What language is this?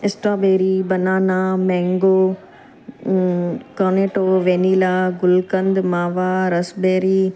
Sindhi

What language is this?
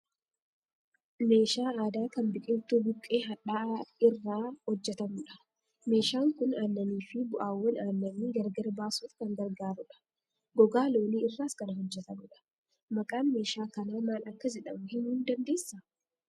Oromo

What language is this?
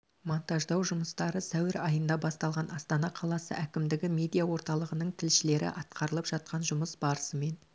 Kazakh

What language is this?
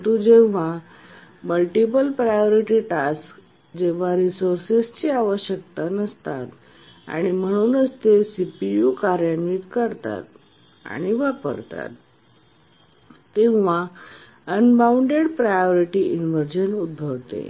Marathi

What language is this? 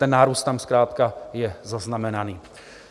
Czech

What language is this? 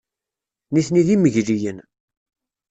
Kabyle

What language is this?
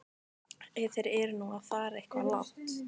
Icelandic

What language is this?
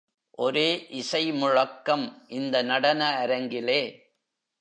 Tamil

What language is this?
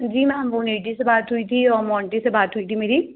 Hindi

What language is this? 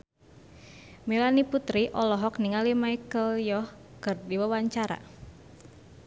Sundanese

